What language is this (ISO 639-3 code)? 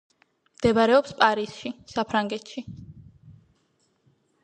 kat